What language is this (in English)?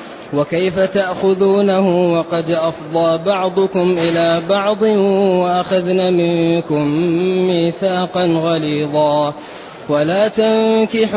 Arabic